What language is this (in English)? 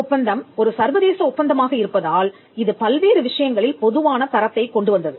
Tamil